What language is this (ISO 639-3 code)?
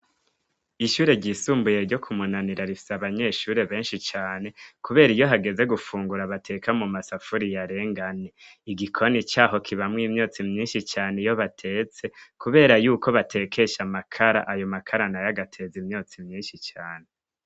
run